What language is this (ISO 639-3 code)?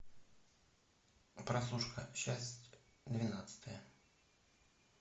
rus